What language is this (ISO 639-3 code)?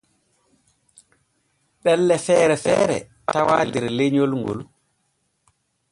fue